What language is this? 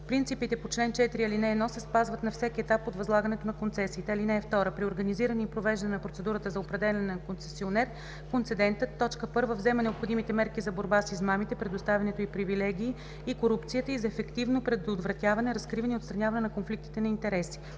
Bulgarian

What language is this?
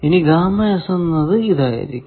Malayalam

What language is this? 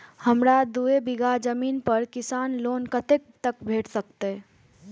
Maithili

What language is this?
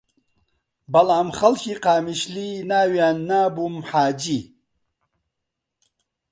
Central Kurdish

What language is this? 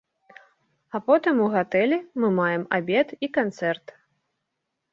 Belarusian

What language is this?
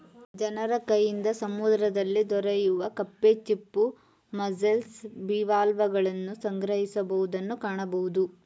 Kannada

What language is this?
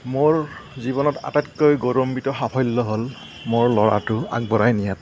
Assamese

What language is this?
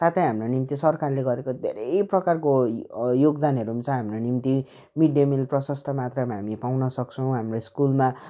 Nepali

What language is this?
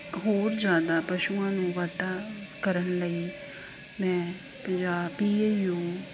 Punjabi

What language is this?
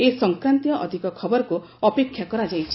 Odia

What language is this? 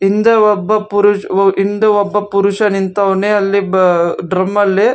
Kannada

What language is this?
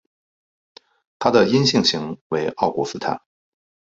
Chinese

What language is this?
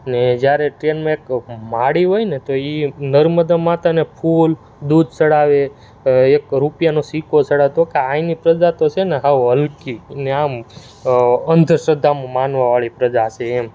Gujarati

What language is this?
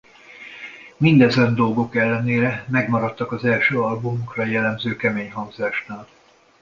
Hungarian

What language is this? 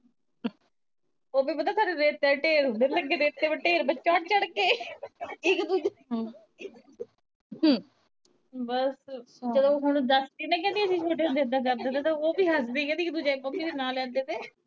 Punjabi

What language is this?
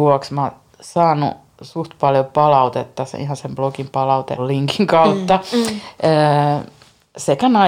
Finnish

